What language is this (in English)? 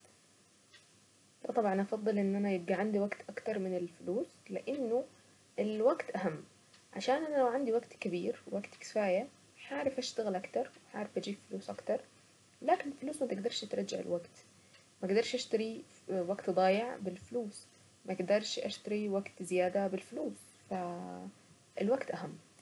Saidi Arabic